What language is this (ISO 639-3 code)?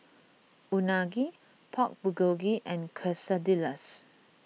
eng